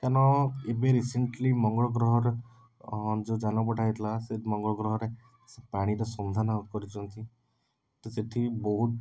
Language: Odia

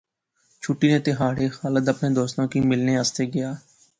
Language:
Pahari-Potwari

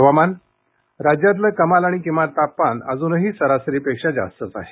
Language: Marathi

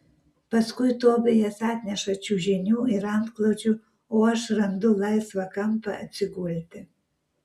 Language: Lithuanian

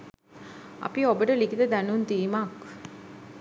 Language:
Sinhala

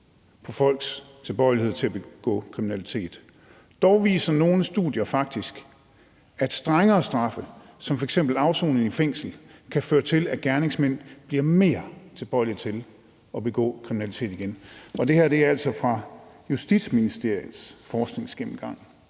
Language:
Danish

